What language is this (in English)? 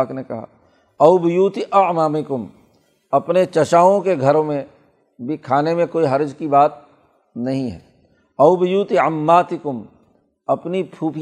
Urdu